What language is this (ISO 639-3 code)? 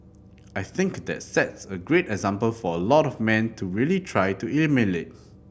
eng